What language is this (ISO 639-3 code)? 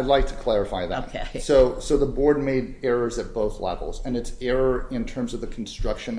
eng